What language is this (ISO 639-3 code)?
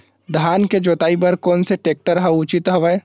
hne